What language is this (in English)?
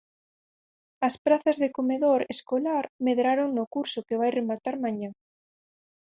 Galician